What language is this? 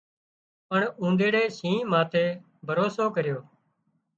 Wadiyara Koli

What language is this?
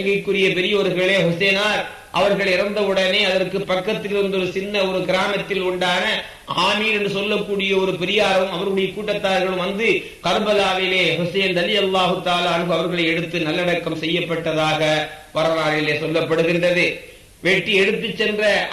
Tamil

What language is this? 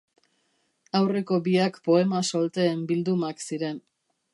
Basque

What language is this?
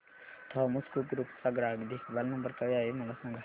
Marathi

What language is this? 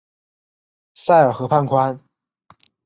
Chinese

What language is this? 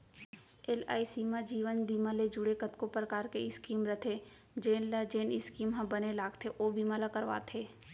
Chhattisgarhi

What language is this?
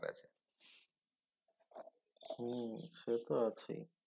Bangla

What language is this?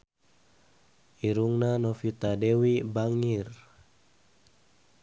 Sundanese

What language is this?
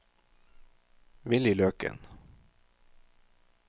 Norwegian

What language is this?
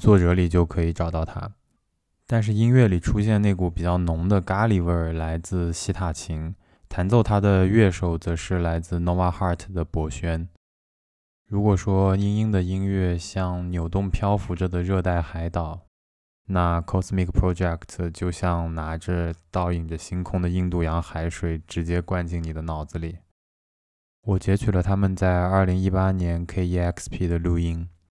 Chinese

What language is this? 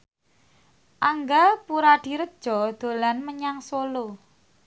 Javanese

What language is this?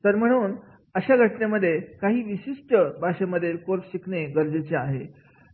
Marathi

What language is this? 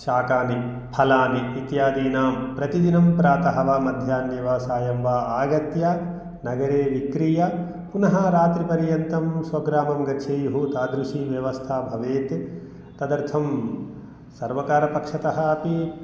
Sanskrit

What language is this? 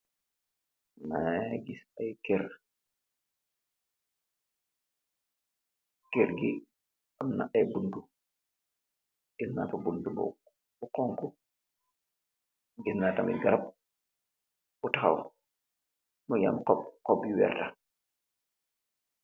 Wolof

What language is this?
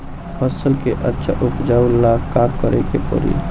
Bhojpuri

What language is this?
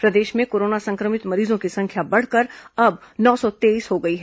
Hindi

